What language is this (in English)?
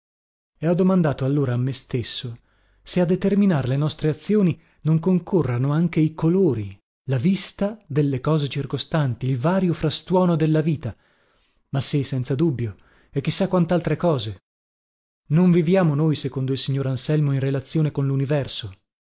Italian